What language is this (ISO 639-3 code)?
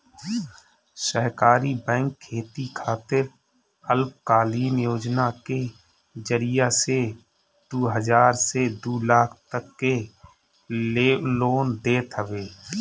bho